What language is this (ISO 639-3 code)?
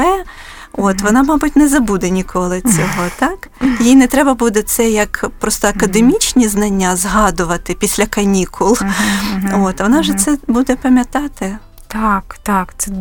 ukr